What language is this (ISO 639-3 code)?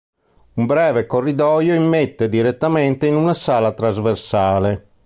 ita